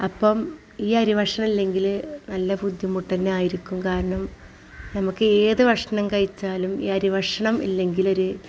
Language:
Malayalam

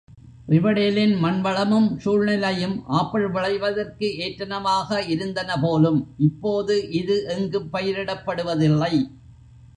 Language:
Tamil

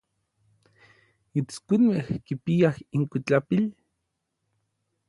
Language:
Orizaba Nahuatl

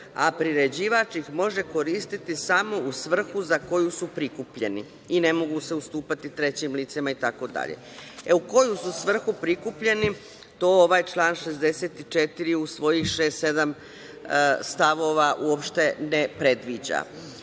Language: Serbian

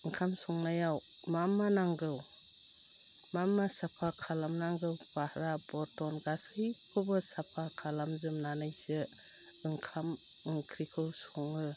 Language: Bodo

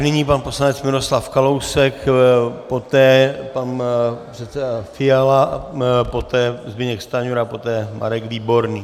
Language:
Czech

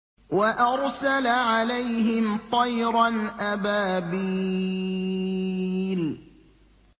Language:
Arabic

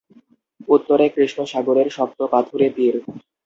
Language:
Bangla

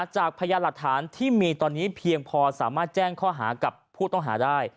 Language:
Thai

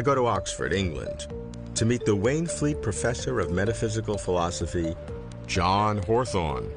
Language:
English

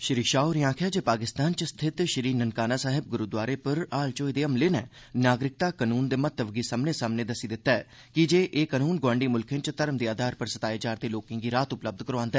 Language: Dogri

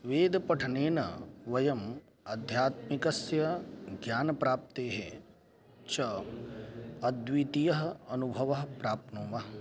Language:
Sanskrit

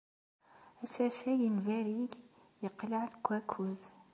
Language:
Kabyle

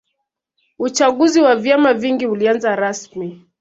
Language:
Swahili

